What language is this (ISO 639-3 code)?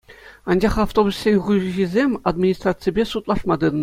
chv